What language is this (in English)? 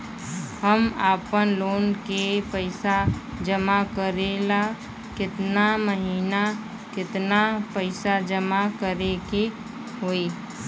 Bhojpuri